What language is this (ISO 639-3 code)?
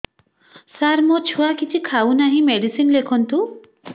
ori